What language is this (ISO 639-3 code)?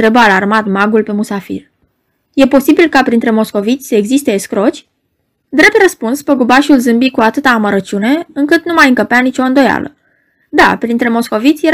ron